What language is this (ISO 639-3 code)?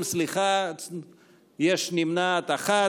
heb